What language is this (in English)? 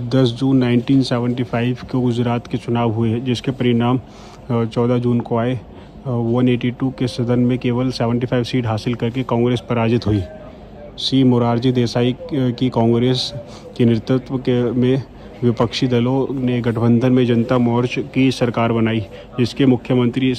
Hindi